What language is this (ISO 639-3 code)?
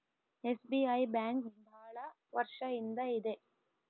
kan